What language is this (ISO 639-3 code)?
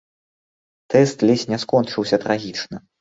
bel